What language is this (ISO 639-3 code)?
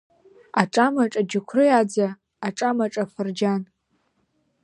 abk